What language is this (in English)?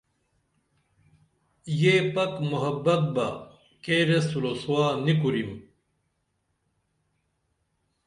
Dameli